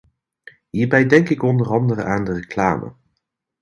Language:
Dutch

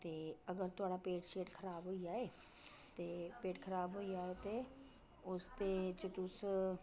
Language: Dogri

